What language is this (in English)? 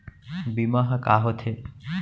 Chhattisgarhi